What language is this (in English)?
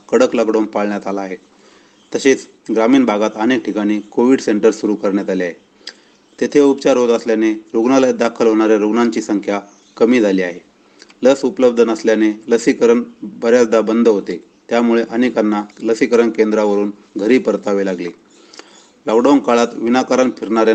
Marathi